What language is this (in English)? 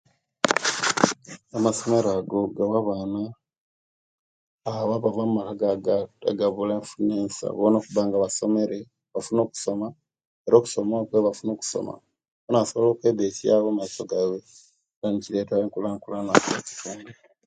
Kenyi